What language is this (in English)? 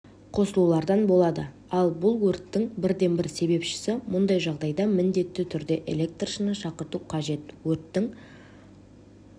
Kazakh